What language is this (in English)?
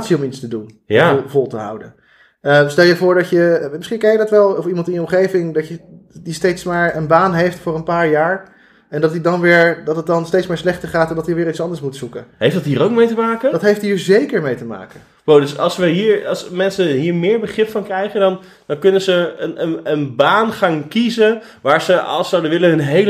Dutch